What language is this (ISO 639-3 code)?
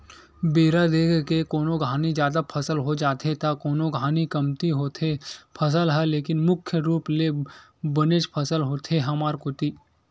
hne